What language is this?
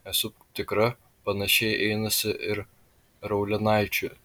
Lithuanian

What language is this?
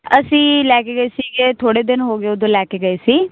Punjabi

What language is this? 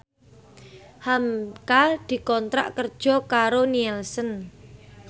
Javanese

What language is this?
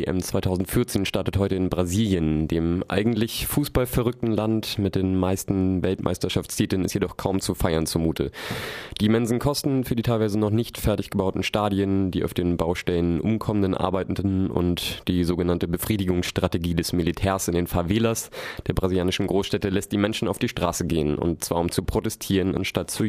German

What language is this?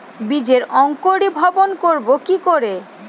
Bangla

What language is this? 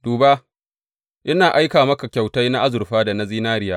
Hausa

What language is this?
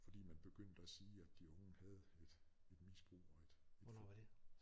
Danish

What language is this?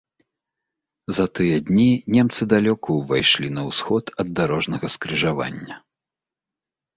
Belarusian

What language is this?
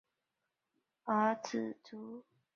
Chinese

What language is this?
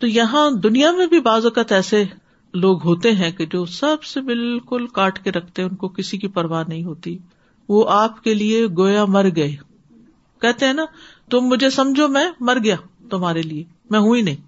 Urdu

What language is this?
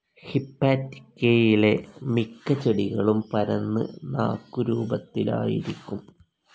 Malayalam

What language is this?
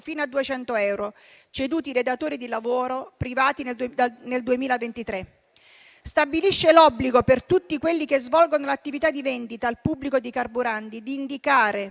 Italian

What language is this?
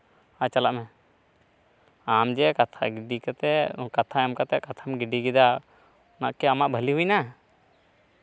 Santali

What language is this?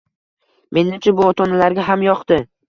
Uzbek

